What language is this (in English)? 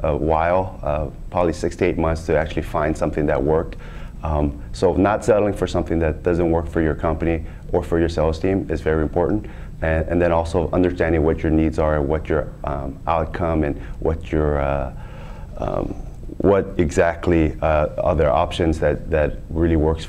English